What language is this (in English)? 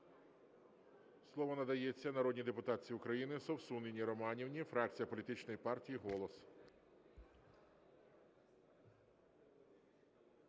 Ukrainian